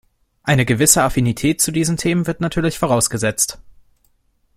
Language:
German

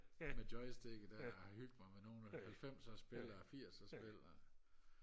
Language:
Danish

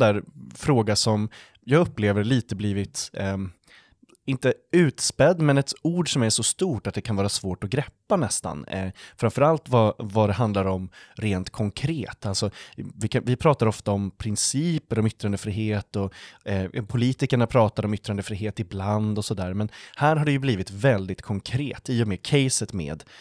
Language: Swedish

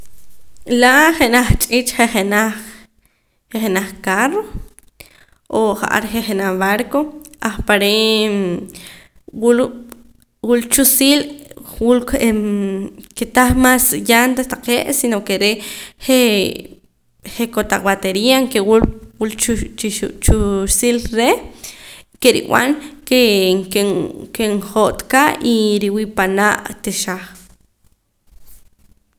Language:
Poqomam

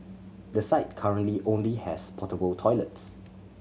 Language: English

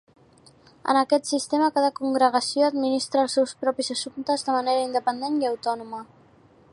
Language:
Catalan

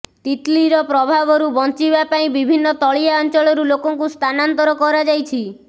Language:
Odia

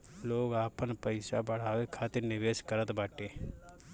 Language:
Bhojpuri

